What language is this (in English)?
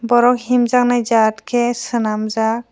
Kok Borok